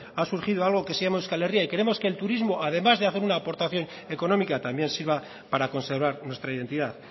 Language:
Spanish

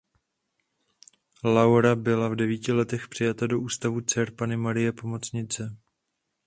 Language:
Czech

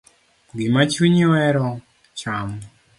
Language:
Luo (Kenya and Tanzania)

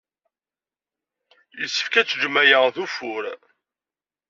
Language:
Kabyle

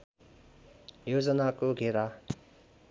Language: Nepali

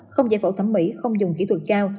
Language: Vietnamese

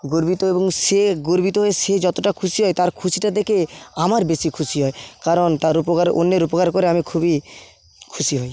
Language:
Bangla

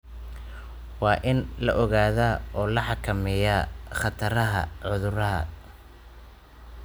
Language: Somali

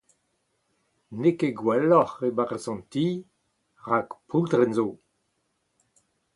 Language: Breton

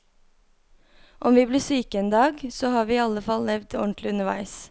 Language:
Norwegian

